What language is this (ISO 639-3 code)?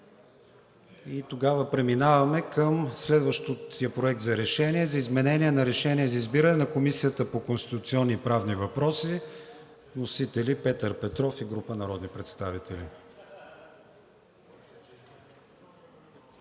bul